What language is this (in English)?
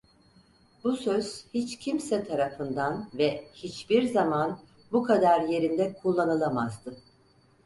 Turkish